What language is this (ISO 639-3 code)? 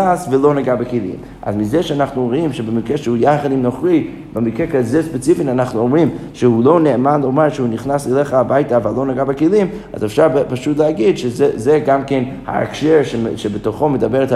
heb